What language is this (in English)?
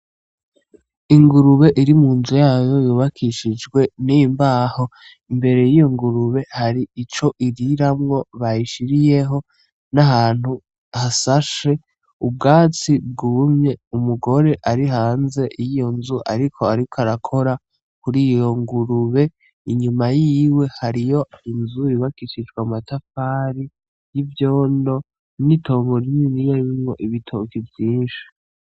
Rundi